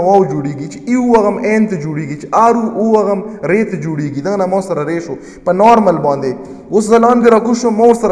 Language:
Romanian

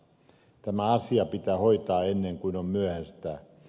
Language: Finnish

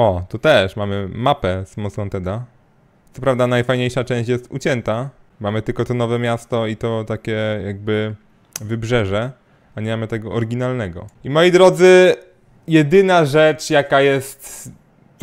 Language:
Polish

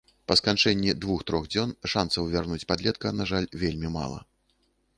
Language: Belarusian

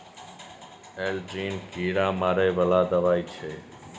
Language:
Maithili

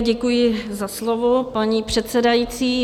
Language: Czech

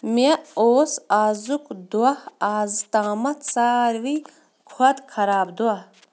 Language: Kashmiri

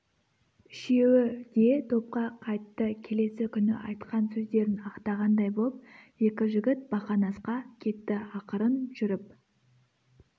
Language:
Kazakh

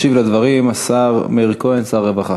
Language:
Hebrew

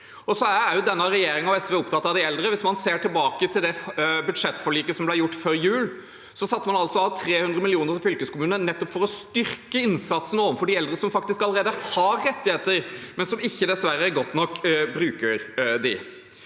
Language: Norwegian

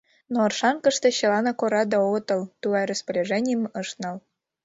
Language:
Mari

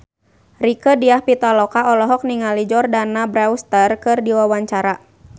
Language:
Sundanese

